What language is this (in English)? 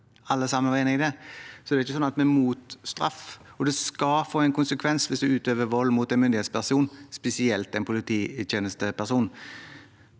Norwegian